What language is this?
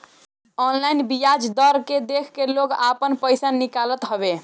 Bhojpuri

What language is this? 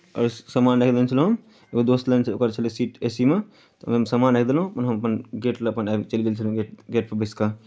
Maithili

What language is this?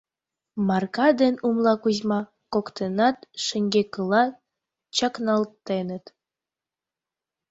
Mari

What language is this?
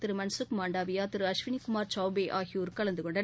Tamil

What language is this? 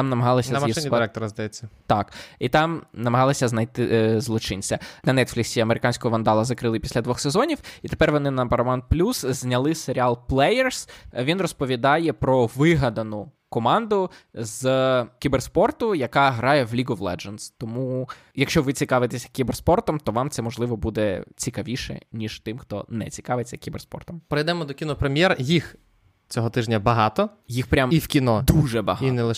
Ukrainian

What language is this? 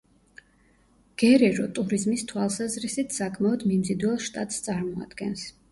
Georgian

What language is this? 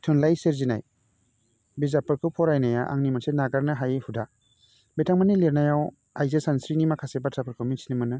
Bodo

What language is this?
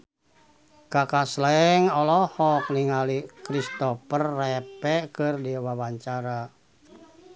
Sundanese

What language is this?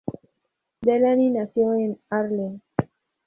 Spanish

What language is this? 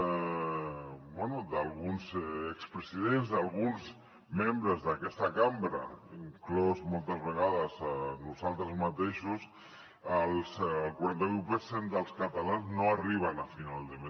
Catalan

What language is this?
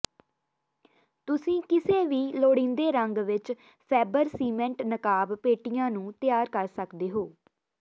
Punjabi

